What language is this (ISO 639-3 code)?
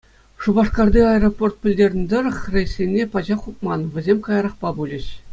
chv